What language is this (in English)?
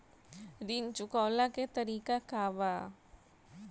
Bhojpuri